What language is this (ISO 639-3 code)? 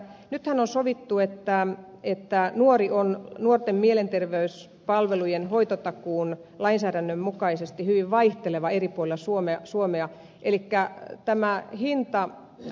fin